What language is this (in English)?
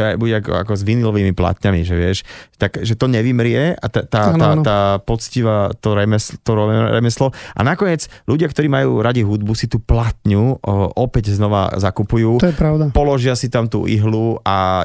Slovak